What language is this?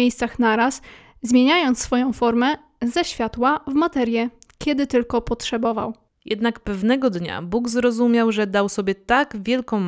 Polish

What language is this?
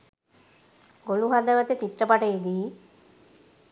Sinhala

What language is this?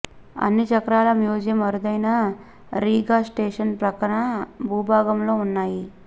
Telugu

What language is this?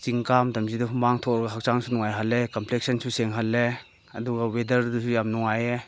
Manipuri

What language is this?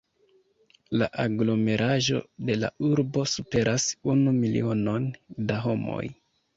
Esperanto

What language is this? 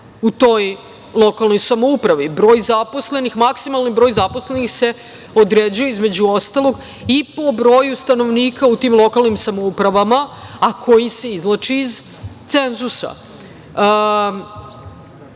Serbian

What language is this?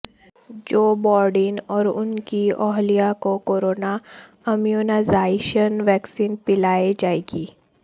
Urdu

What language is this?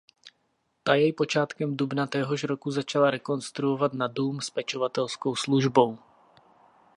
Czech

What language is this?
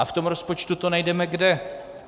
Czech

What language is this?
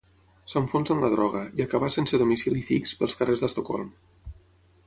Catalan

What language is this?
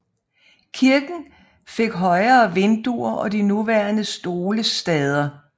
Danish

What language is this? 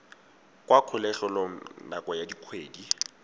Tswana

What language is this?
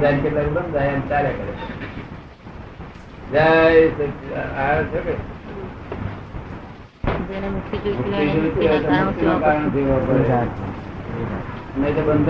Gujarati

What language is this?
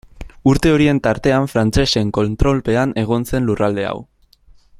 Basque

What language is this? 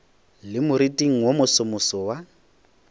Northern Sotho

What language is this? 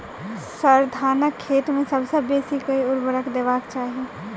Maithili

